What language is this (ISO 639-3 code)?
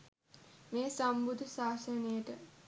sin